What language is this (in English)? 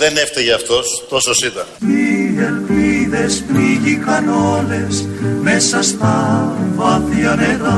Greek